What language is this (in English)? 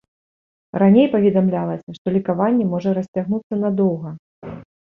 Belarusian